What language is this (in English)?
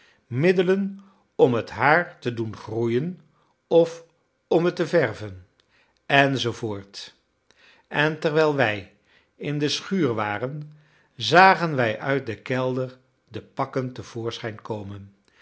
Dutch